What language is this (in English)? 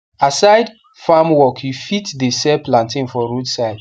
Nigerian Pidgin